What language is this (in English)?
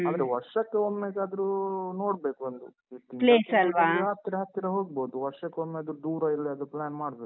Kannada